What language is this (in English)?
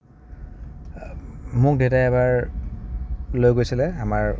Assamese